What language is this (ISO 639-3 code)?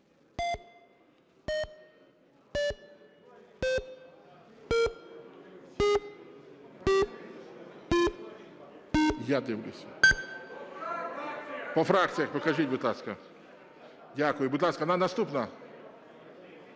ukr